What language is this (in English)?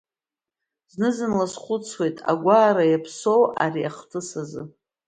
Abkhazian